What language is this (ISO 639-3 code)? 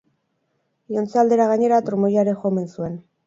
eus